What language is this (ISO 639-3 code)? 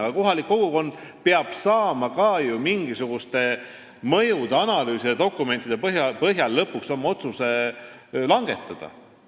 est